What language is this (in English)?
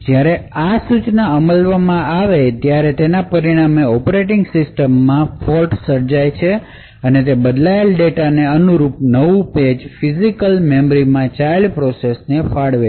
Gujarati